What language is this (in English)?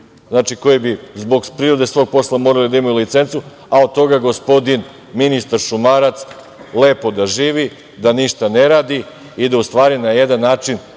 Serbian